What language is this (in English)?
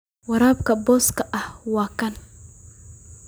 Somali